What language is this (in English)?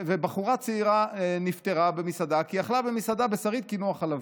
Hebrew